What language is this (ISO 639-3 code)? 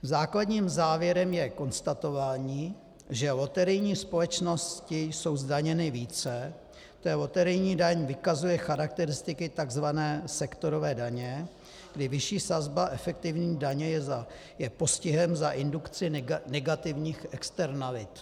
ces